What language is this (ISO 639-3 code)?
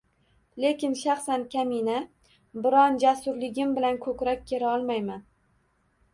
uzb